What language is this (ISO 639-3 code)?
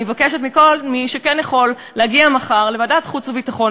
heb